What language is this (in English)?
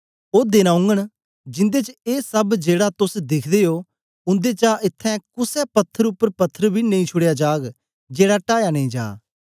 Dogri